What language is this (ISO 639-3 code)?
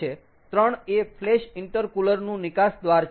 guj